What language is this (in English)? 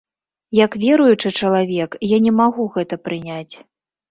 Belarusian